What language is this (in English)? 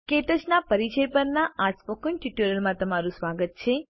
Gujarati